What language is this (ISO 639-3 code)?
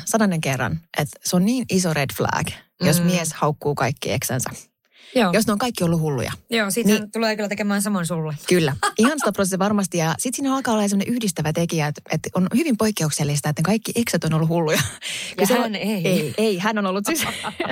fin